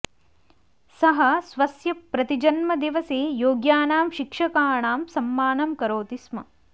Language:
Sanskrit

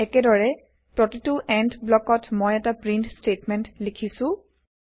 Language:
Assamese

